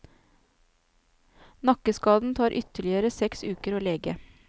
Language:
Norwegian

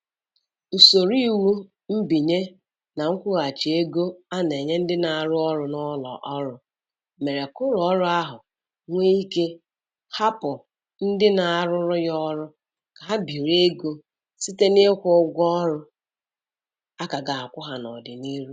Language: Igbo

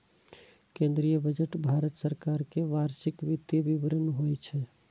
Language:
Maithili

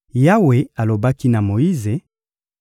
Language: Lingala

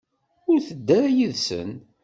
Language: Kabyle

